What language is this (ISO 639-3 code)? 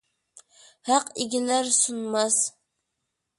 uig